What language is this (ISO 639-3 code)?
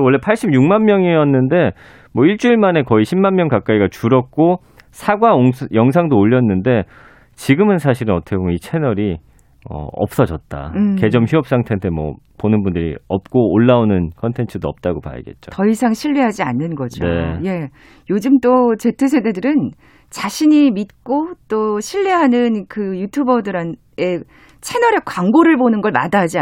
kor